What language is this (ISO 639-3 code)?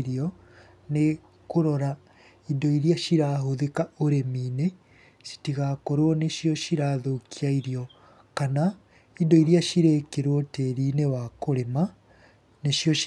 kik